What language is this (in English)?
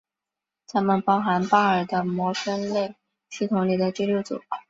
Chinese